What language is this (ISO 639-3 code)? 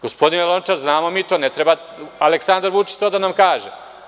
srp